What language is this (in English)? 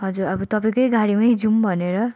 Nepali